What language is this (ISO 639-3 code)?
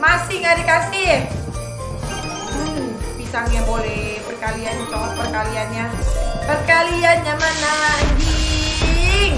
ind